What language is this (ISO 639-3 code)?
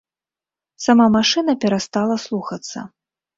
bel